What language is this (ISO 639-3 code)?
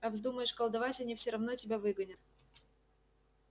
rus